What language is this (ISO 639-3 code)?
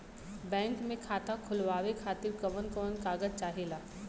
bho